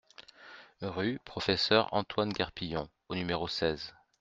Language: French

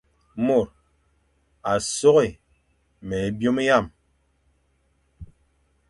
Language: Fang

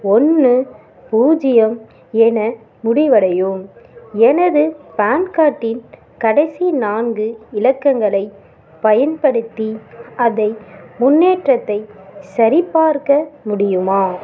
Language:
Tamil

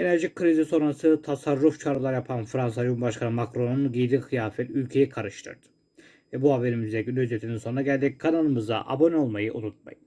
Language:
Turkish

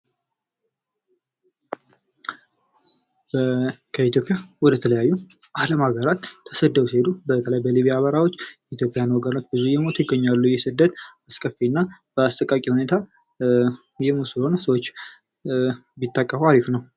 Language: Amharic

